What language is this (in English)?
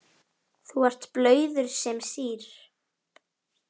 Icelandic